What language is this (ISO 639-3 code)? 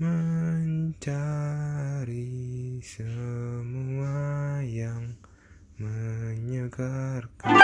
ind